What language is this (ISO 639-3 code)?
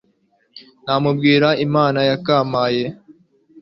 kin